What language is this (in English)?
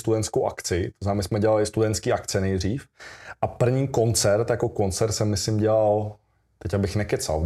Czech